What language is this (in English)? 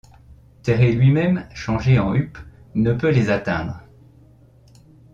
French